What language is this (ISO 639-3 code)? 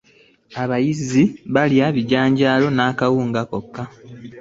lug